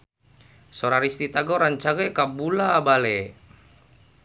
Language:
Sundanese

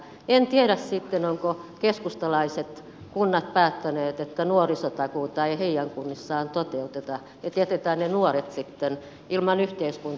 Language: Finnish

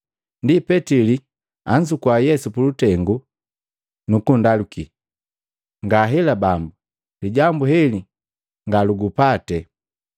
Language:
Matengo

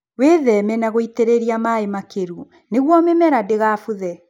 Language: Kikuyu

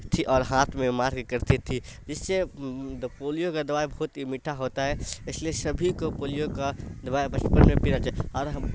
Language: Urdu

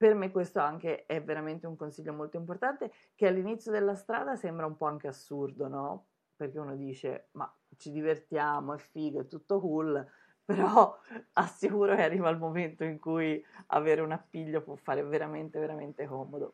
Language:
Italian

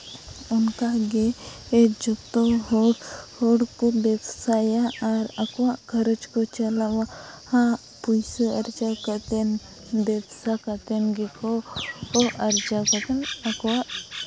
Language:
Santali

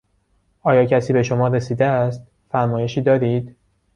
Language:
Persian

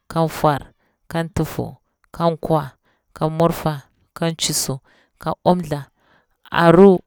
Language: Bura-Pabir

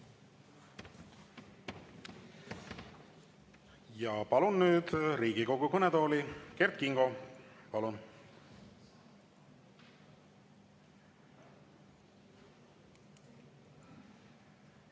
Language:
Estonian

